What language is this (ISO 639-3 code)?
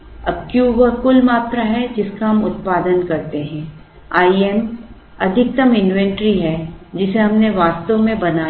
hin